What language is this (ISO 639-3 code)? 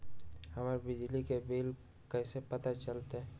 mag